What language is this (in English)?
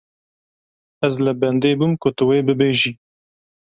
Kurdish